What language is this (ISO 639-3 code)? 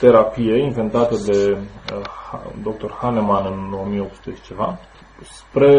ron